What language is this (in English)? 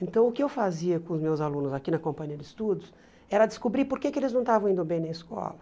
Portuguese